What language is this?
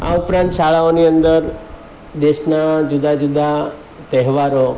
Gujarati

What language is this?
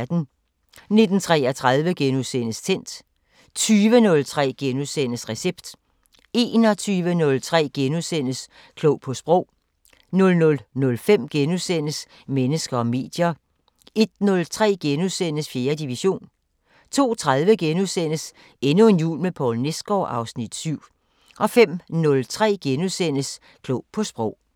Danish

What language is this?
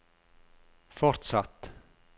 Norwegian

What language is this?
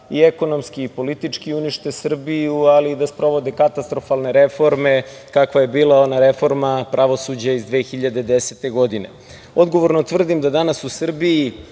Serbian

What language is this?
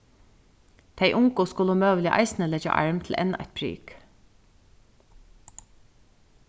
Faroese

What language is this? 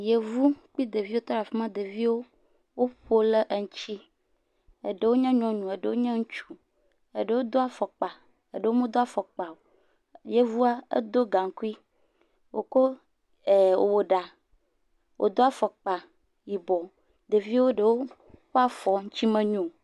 Ewe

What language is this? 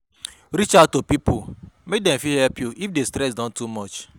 Nigerian Pidgin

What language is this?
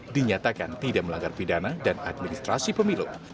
Indonesian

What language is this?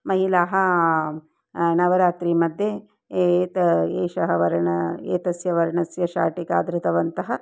Sanskrit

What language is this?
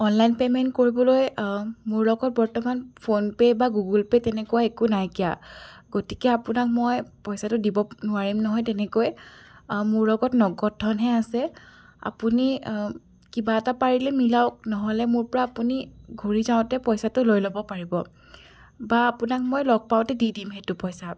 Assamese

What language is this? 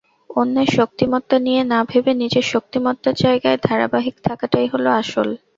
Bangla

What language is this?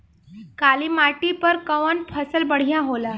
Bhojpuri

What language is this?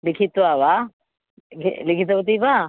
Sanskrit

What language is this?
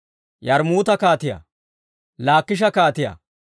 Dawro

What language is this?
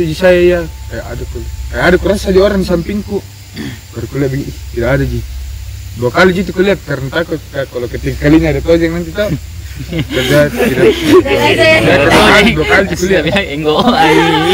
Indonesian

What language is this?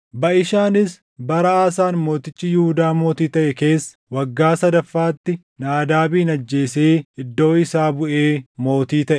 Oromo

